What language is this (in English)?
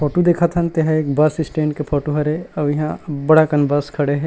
Chhattisgarhi